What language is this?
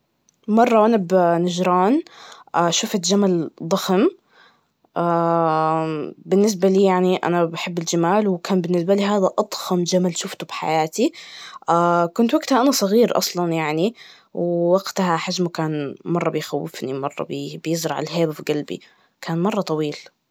Najdi Arabic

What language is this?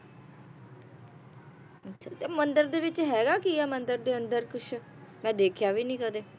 Punjabi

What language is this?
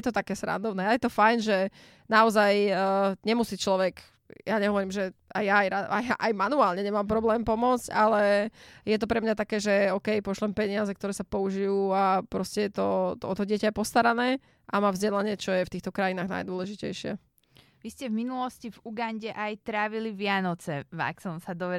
Slovak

